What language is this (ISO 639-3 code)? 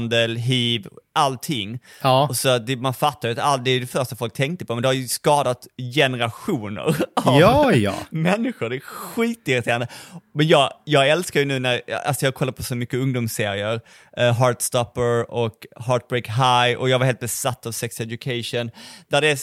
swe